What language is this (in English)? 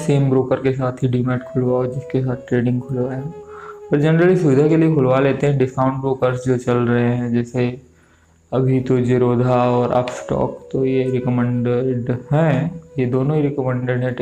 Hindi